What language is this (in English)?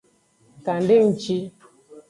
Aja (Benin)